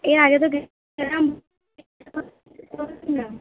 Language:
Bangla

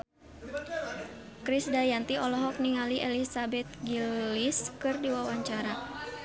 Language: Sundanese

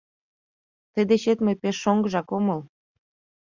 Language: Mari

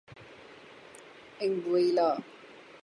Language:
Urdu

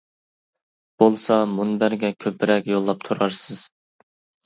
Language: Uyghur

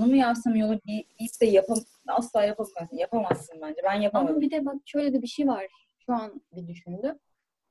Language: Turkish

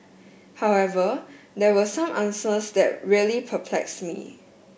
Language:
English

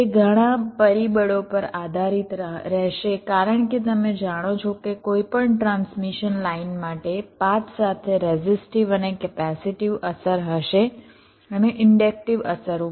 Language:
Gujarati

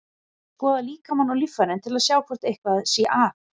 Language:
Icelandic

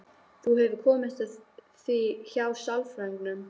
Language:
Icelandic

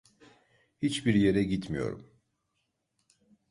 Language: Turkish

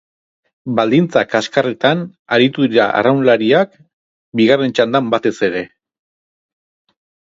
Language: Basque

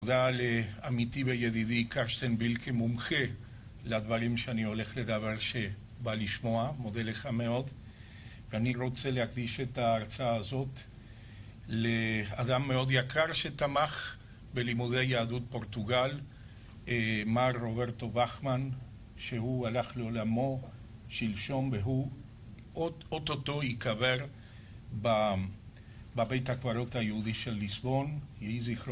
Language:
Hebrew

